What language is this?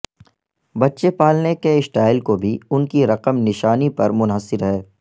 Urdu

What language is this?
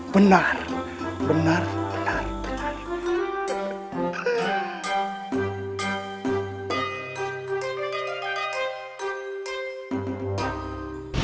Indonesian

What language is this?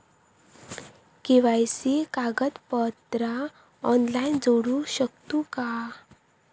Marathi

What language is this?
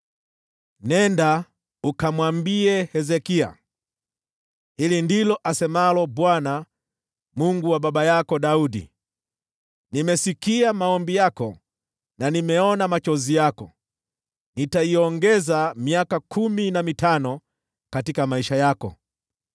Swahili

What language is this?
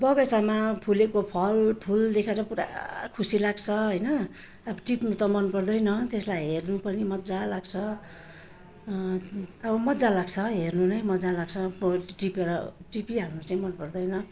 Nepali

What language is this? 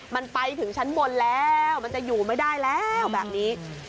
Thai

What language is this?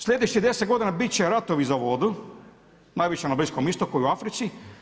Croatian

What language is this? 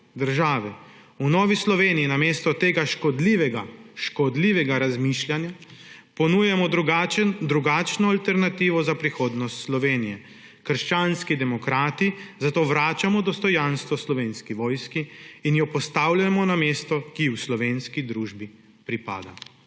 Slovenian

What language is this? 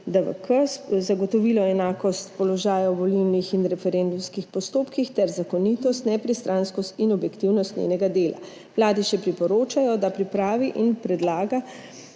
Slovenian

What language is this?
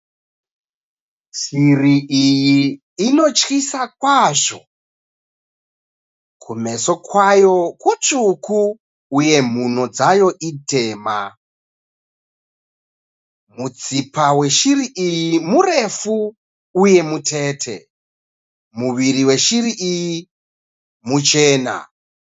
Shona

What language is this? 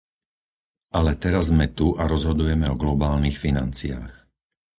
Slovak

